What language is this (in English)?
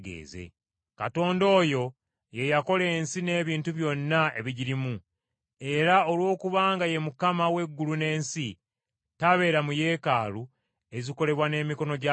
Ganda